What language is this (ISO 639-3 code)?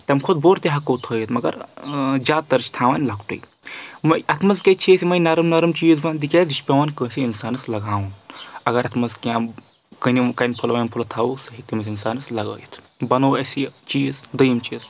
kas